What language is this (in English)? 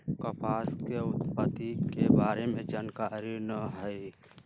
Magahi